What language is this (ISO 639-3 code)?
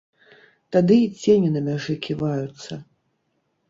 bel